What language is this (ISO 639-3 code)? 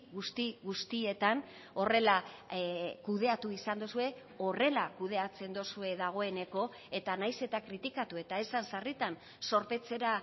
eus